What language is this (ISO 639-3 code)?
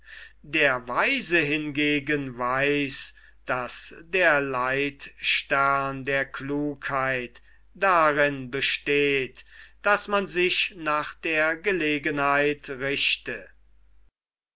deu